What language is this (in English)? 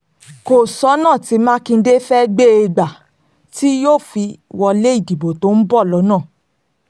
Yoruba